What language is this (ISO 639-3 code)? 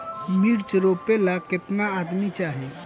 bho